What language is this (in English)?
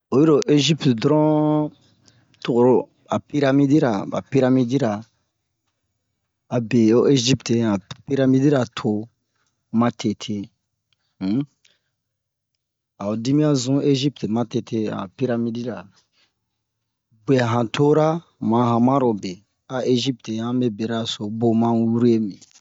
Bomu